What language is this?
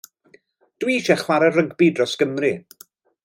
Welsh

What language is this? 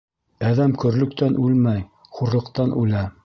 Bashkir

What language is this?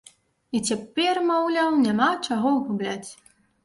Belarusian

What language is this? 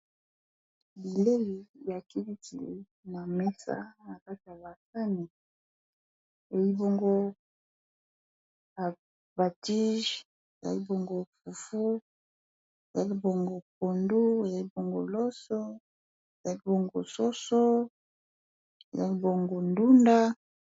Lingala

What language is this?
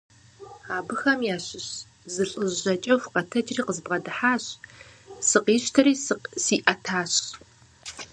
Kabardian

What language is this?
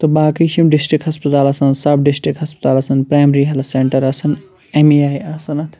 Kashmiri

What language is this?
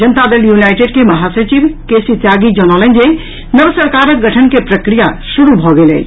Maithili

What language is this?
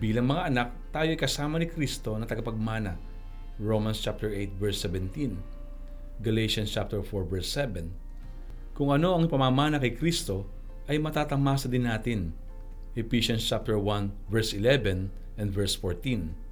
Filipino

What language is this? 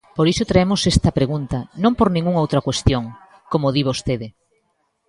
Galician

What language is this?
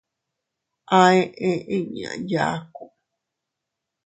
Teutila Cuicatec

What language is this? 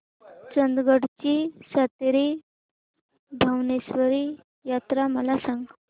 Marathi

